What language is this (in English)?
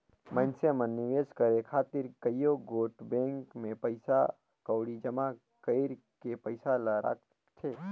Chhattisgarhi